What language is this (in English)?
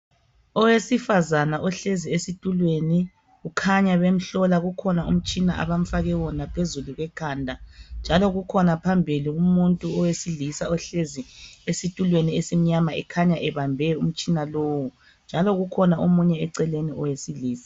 North Ndebele